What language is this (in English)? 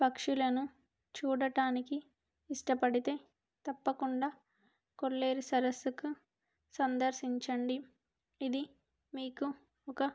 Telugu